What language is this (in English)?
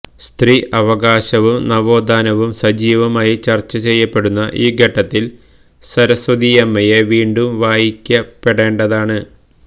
Malayalam